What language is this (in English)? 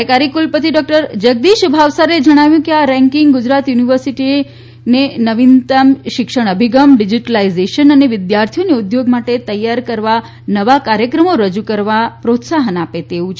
Gujarati